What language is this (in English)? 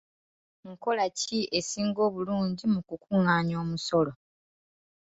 Ganda